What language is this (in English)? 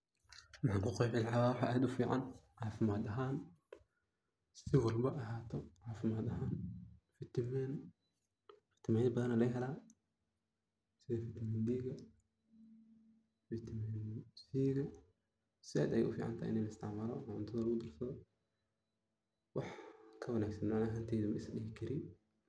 Somali